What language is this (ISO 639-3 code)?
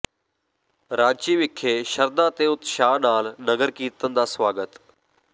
pan